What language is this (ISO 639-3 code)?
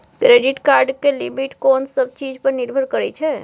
mai